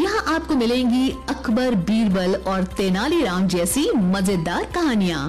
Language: Hindi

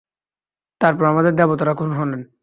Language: Bangla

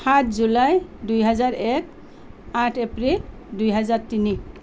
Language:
Assamese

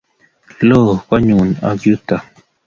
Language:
Kalenjin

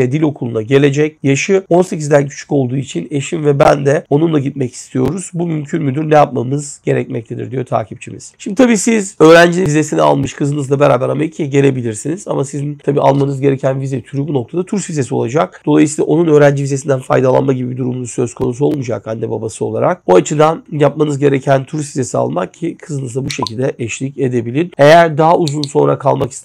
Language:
Turkish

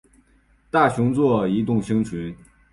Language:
Chinese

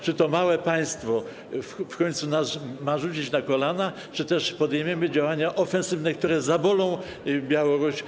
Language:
Polish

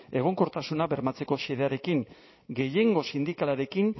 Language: Basque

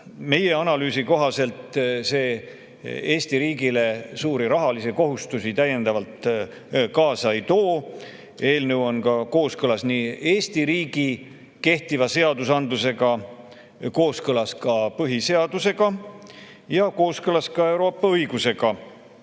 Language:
Estonian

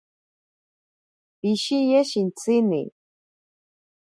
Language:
Ashéninka Perené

